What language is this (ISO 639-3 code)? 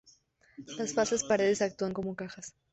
spa